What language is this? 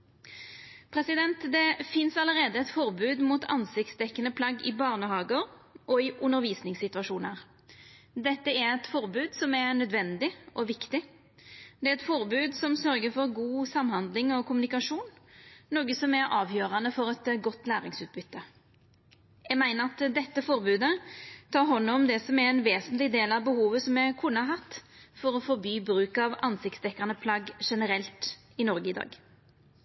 Norwegian Nynorsk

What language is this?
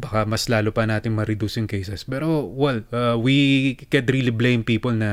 Filipino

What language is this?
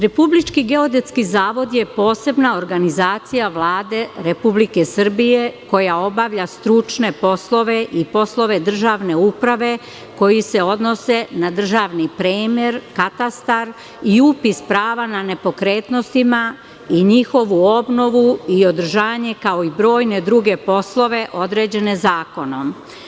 Serbian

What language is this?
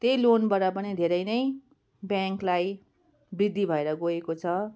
Nepali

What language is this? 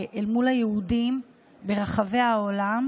Hebrew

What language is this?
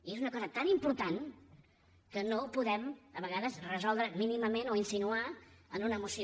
Catalan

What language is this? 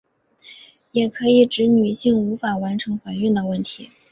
Chinese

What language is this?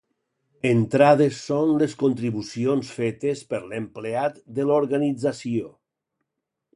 Catalan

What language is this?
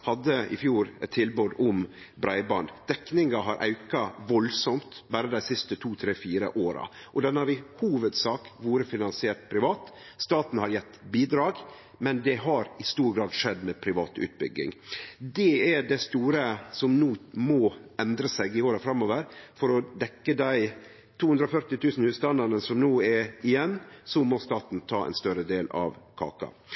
Norwegian Nynorsk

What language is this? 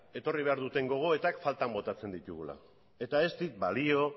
Basque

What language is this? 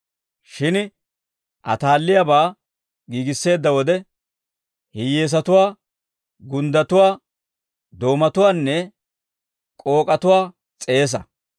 Dawro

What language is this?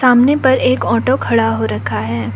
Hindi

